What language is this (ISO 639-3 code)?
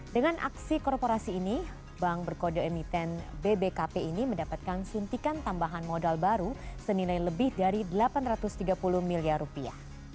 ind